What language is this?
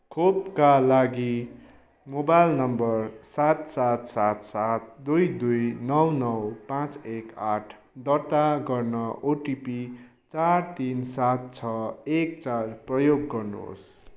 Nepali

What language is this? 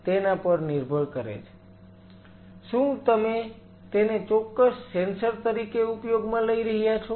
Gujarati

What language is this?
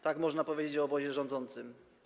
Polish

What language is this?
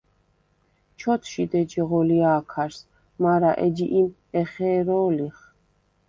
Svan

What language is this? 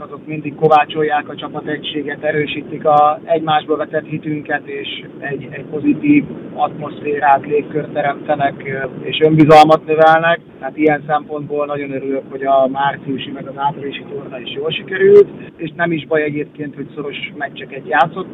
Hungarian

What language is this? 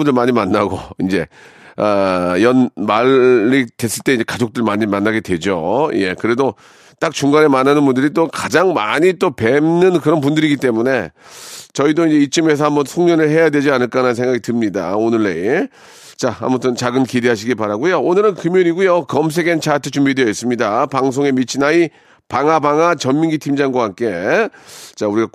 Korean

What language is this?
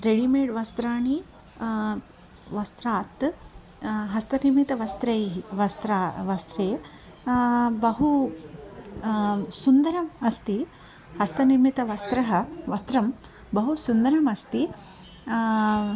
Sanskrit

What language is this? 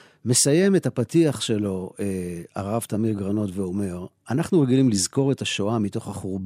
Hebrew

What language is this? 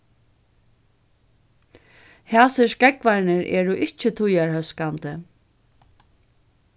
Faroese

